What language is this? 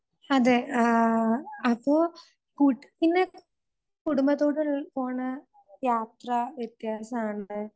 Malayalam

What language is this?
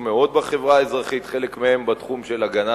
Hebrew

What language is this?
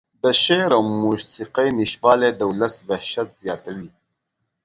Pashto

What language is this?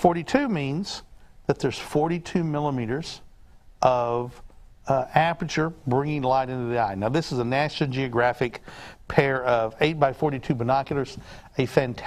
English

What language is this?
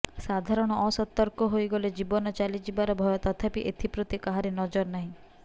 Odia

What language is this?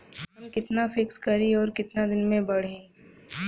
Bhojpuri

